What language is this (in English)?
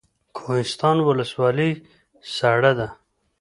Pashto